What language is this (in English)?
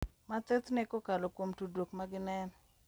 Luo (Kenya and Tanzania)